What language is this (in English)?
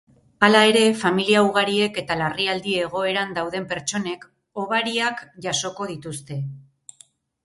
Basque